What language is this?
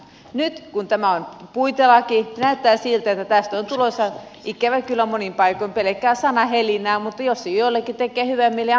Finnish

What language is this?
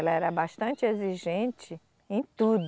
Portuguese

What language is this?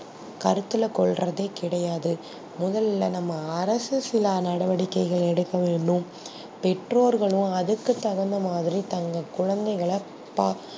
Tamil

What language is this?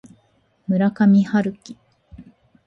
Japanese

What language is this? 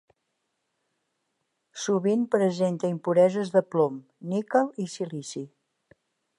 Catalan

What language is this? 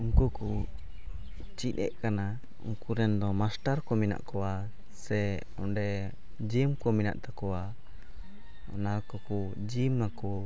Santali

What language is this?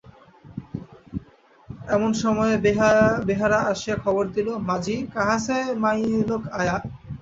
Bangla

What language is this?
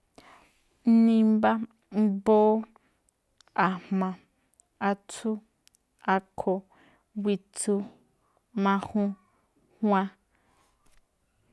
Malinaltepec Me'phaa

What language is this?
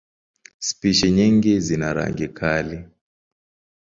Swahili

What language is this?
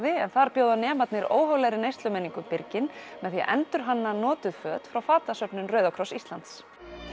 Icelandic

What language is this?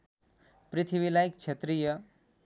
Nepali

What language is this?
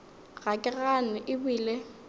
Northern Sotho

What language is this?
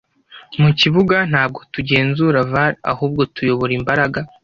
Kinyarwanda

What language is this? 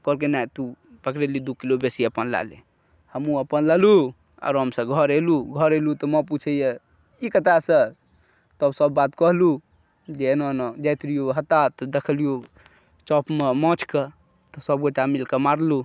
Maithili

